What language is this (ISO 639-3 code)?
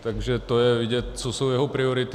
ces